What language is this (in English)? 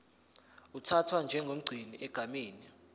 Zulu